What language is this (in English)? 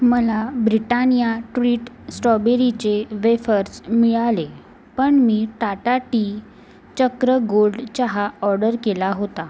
Marathi